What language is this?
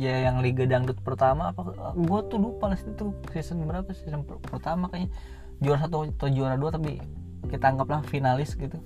Indonesian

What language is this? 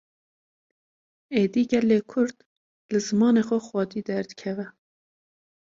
Kurdish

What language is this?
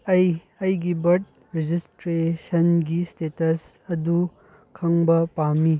Manipuri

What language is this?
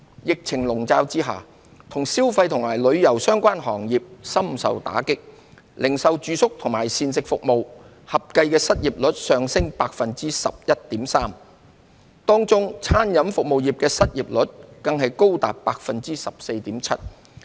Cantonese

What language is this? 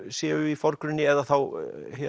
Icelandic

